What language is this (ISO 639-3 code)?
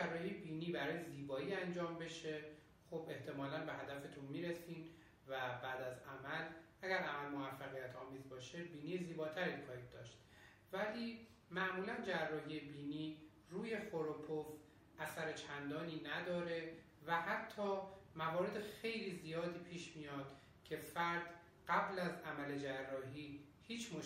fas